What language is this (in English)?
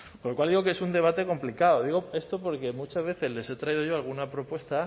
Spanish